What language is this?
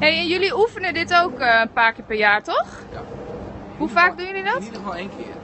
Dutch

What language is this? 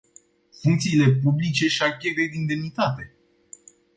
Romanian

